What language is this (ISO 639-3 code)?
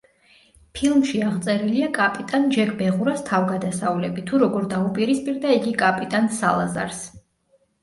kat